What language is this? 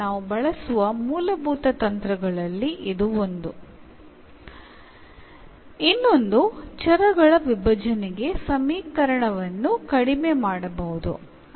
Malayalam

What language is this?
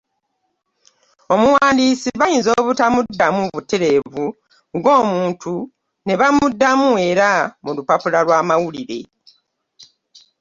Ganda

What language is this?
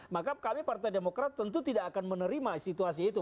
Indonesian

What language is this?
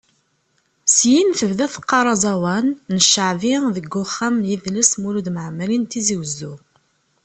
Kabyle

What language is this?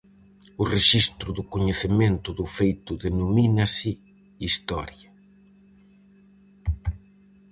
Galician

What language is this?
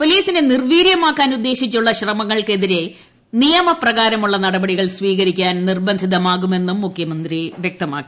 Malayalam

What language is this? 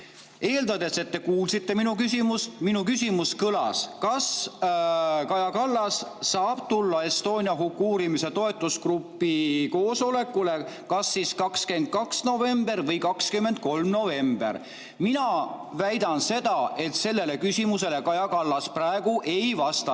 Estonian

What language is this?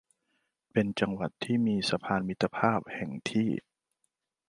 Thai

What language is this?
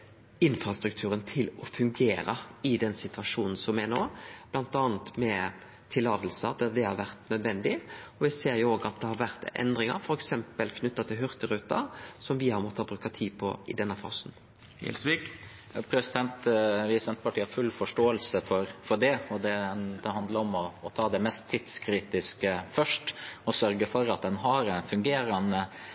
Norwegian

